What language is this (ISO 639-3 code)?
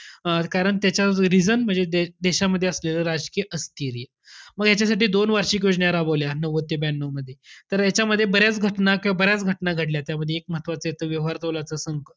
mar